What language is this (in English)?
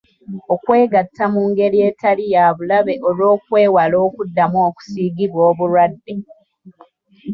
Ganda